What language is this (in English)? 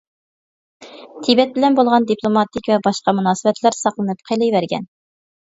Uyghur